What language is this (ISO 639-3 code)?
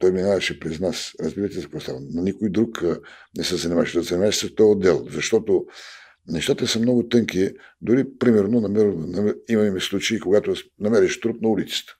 bul